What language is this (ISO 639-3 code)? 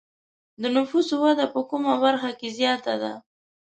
pus